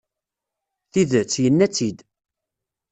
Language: Kabyle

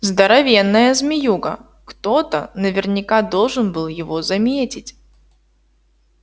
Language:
Russian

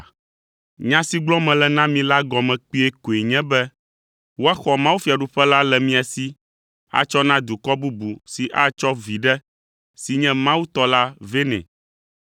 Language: Ewe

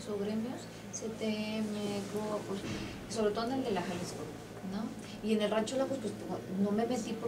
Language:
Spanish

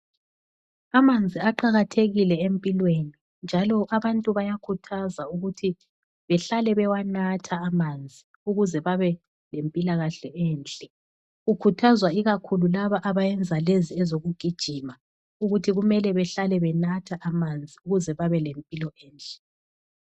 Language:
North Ndebele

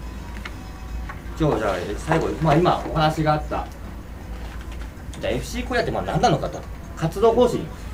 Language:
Japanese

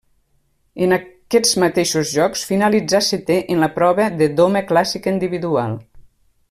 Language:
Catalan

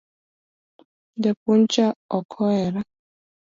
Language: Luo (Kenya and Tanzania)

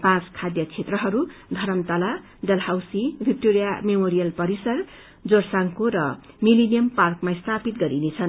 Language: Nepali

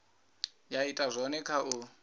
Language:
Venda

